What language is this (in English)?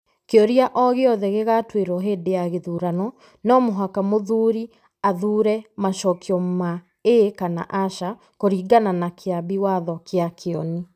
Kikuyu